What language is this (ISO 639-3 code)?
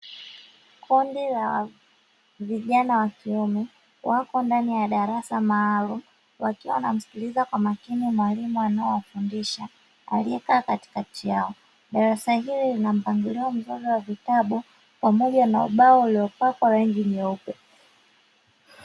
swa